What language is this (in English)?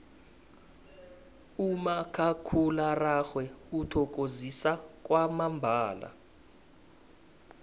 South Ndebele